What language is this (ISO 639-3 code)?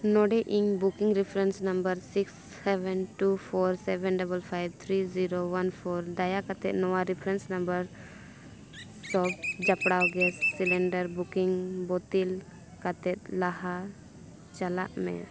sat